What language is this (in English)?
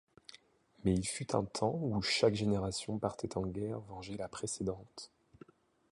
French